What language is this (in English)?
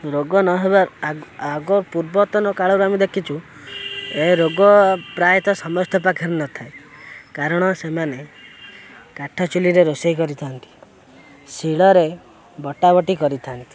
Odia